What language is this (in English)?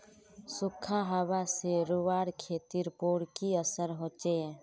Magahi